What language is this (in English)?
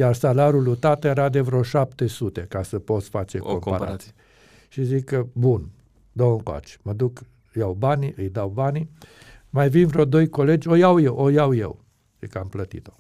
Romanian